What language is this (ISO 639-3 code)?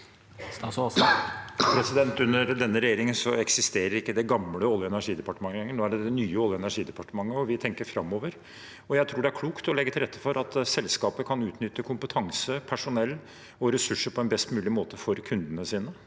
nor